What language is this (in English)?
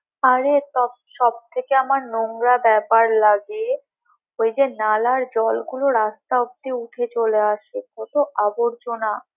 Bangla